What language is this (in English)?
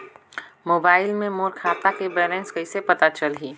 Chhattisgarhi